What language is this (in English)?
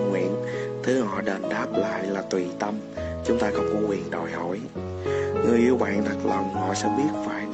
Vietnamese